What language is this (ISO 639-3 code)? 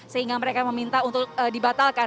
ind